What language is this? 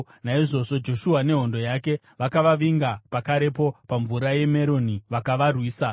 Shona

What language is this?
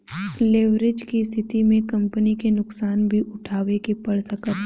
Bhojpuri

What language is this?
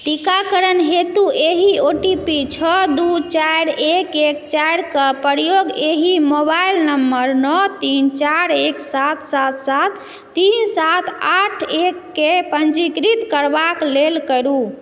Maithili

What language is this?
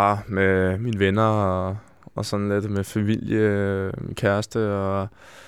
Danish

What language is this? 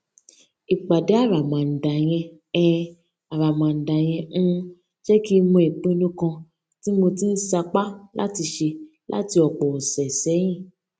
Yoruba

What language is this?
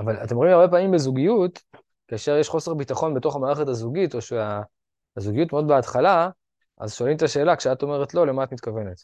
Hebrew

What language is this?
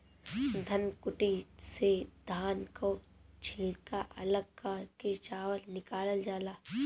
Bhojpuri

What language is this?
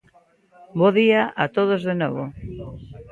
Galician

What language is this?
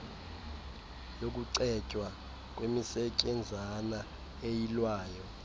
Xhosa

